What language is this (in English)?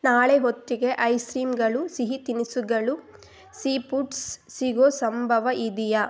Kannada